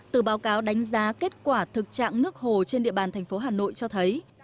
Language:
Vietnamese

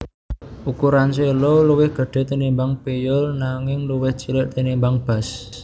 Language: Javanese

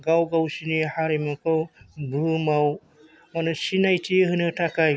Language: Bodo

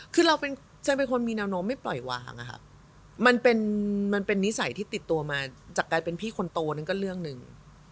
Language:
Thai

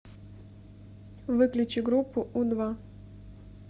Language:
Russian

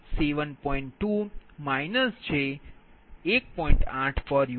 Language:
Gujarati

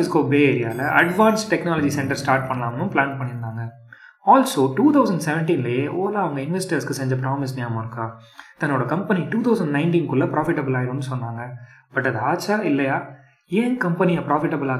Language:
Tamil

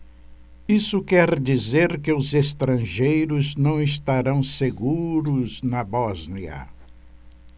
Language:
Portuguese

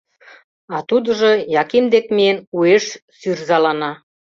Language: Mari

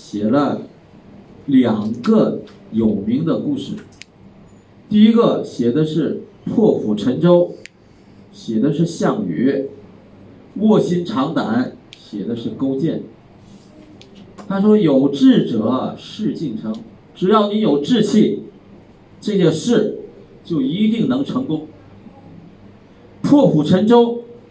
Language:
Chinese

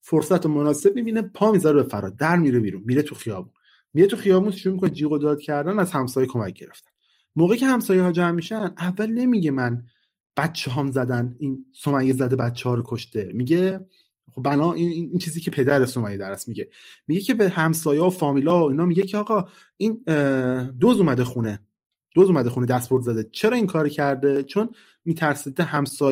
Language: Persian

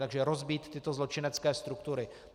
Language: Czech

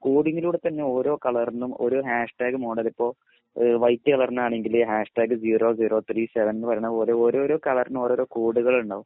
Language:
Malayalam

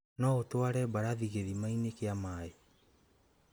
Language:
Kikuyu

